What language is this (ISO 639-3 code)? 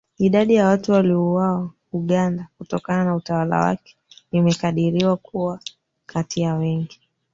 swa